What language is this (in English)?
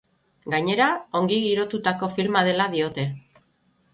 Basque